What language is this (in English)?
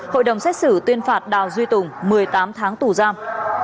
Vietnamese